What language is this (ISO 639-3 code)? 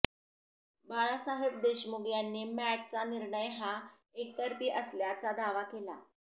mar